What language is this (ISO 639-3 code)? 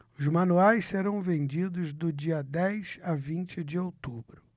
por